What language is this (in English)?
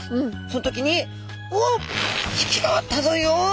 Japanese